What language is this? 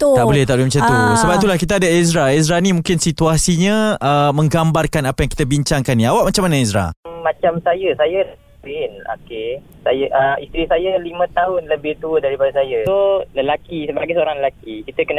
Malay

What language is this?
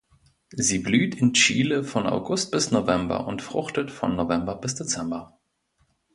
German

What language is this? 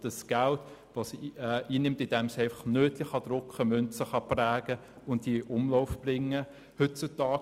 Swiss German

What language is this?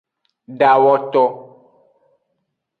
Aja (Benin)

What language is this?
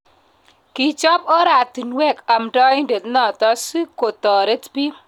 Kalenjin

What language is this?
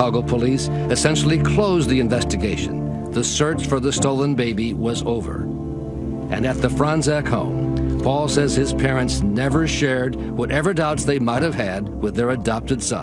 English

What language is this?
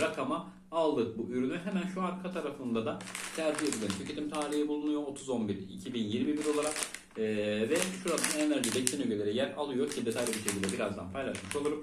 Turkish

